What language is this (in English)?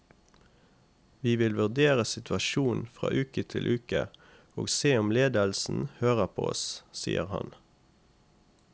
Norwegian